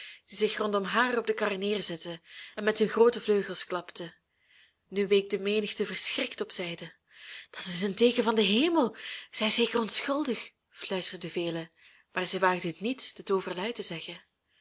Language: Dutch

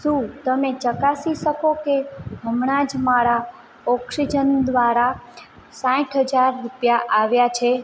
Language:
Gujarati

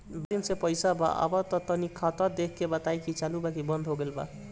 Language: Bhojpuri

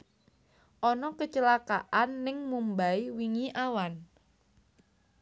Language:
Javanese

